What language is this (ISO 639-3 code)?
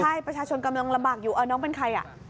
tha